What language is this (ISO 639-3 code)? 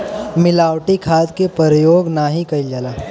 bho